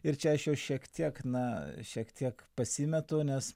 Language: Lithuanian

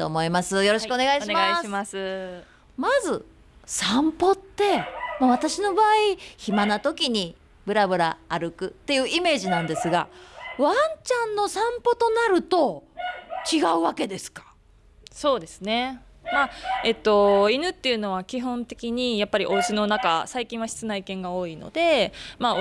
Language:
Japanese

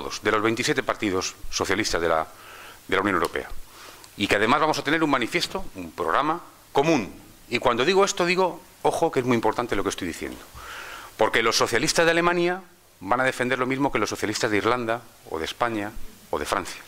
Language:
Spanish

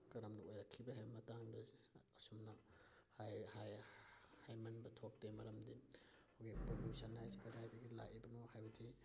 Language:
Manipuri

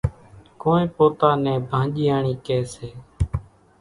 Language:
Kachi Koli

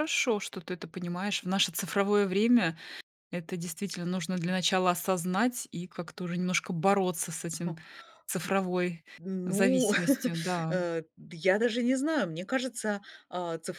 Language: Russian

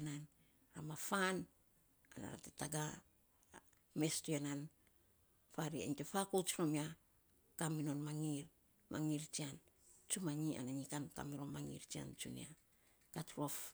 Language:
Saposa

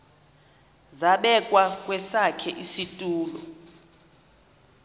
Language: Xhosa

